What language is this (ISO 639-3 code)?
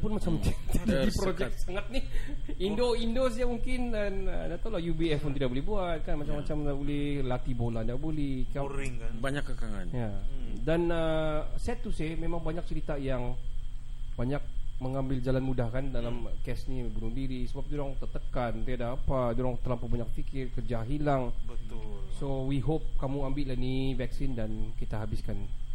msa